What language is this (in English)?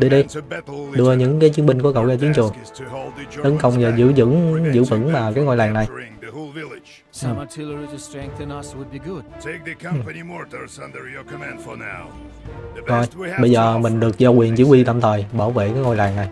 Vietnamese